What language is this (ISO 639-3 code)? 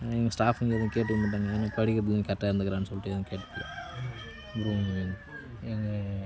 tam